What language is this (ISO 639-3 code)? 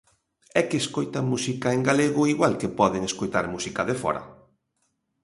glg